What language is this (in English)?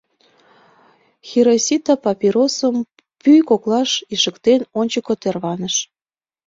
Mari